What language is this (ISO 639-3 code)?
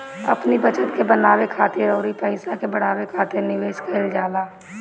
bho